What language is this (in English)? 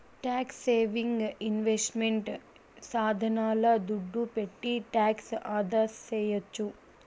Telugu